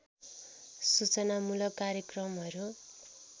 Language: Nepali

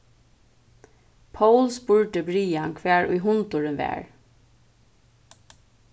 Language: Faroese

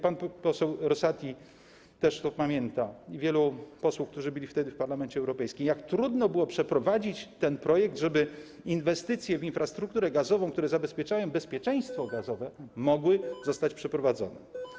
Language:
Polish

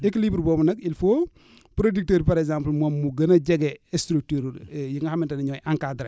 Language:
Wolof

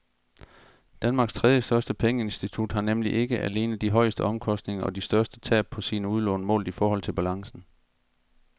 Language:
Danish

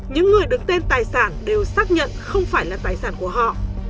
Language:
Vietnamese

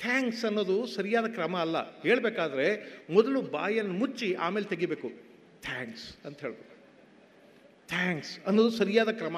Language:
Kannada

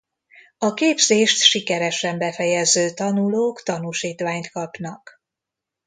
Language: Hungarian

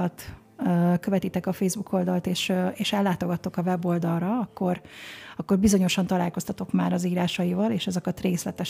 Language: Hungarian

